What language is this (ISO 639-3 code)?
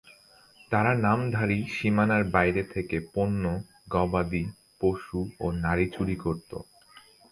ben